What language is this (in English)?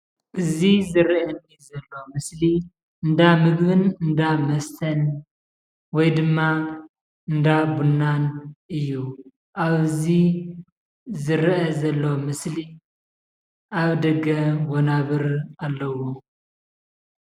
Tigrinya